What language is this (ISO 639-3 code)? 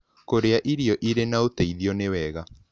kik